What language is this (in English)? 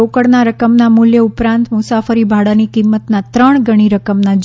Gujarati